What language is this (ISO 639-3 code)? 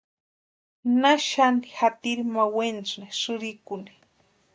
pua